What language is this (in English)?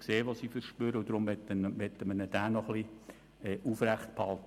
Swiss German